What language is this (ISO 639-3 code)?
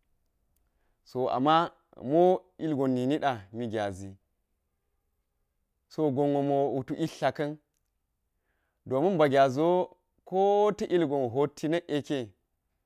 gyz